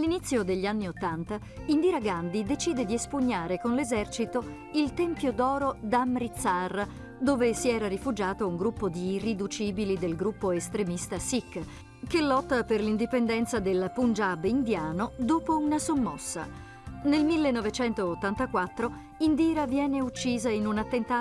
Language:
Italian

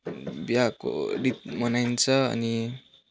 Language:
Nepali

